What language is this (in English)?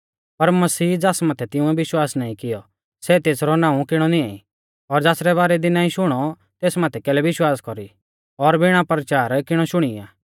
Mahasu Pahari